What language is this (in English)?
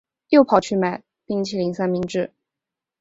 Chinese